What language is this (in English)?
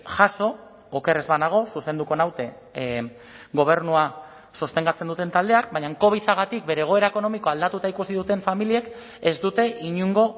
Basque